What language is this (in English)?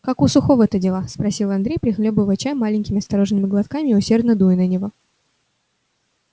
Russian